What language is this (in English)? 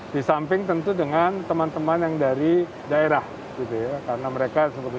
Indonesian